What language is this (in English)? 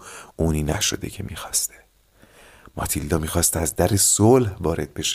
Persian